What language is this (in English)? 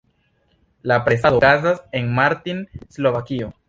Esperanto